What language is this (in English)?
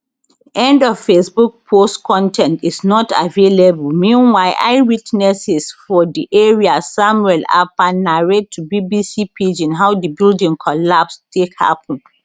Nigerian Pidgin